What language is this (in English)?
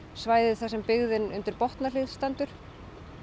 Icelandic